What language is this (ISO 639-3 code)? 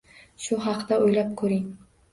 uzb